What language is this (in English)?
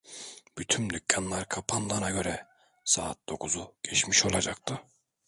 Turkish